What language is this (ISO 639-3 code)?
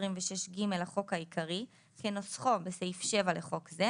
heb